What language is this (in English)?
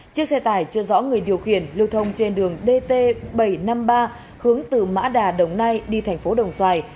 Vietnamese